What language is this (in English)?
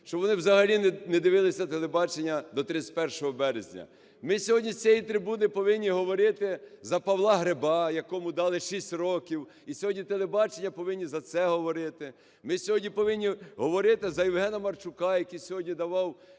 Ukrainian